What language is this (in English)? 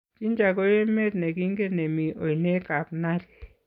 Kalenjin